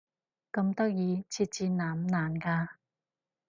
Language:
Cantonese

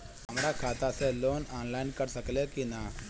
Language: Bhojpuri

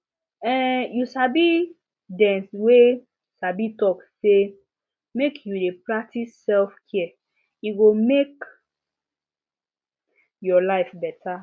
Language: Nigerian Pidgin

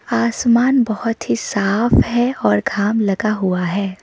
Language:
Hindi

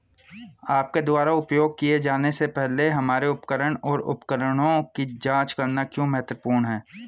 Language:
Hindi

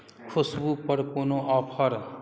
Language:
Maithili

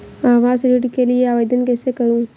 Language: Hindi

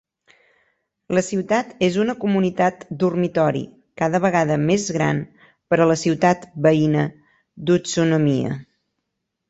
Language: Catalan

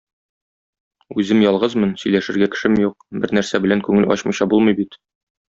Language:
Tatar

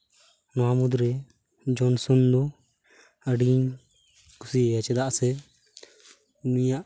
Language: Santali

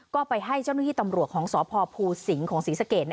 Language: Thai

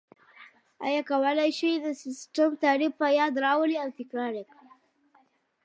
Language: Pashto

